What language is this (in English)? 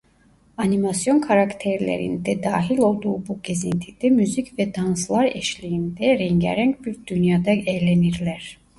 Turkish